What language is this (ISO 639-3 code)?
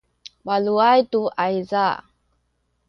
szy